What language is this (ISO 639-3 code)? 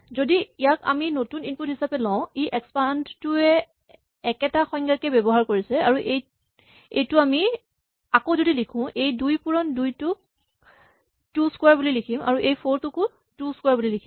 asm